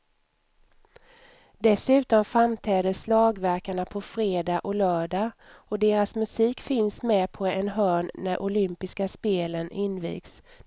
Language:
Swedish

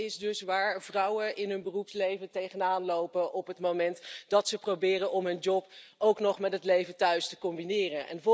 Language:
Dutch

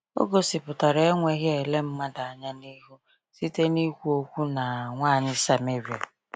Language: Igbo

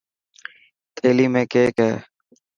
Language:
Dhatki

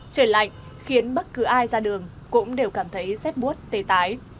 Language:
Vietnamese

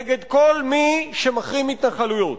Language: Hebrew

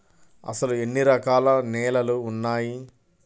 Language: Telugu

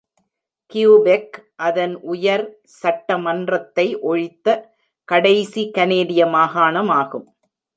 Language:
Tamil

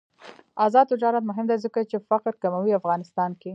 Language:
Pashto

